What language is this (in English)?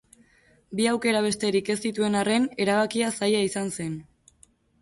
Basque